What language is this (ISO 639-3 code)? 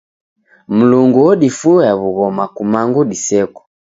dav